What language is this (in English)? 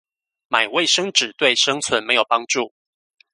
Chinese